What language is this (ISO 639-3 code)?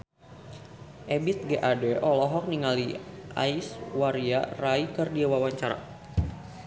sun